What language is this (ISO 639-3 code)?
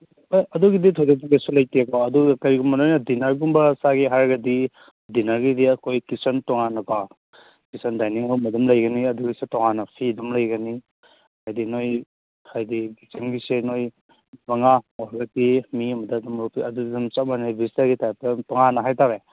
mni